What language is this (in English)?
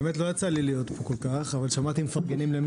Hebrew